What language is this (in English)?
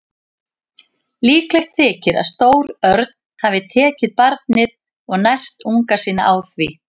Icelandic